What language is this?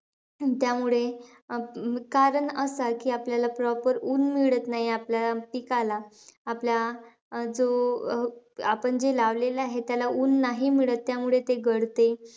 Marathi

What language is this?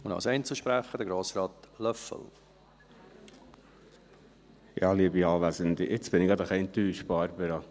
Swiss German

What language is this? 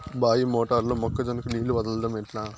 Telugu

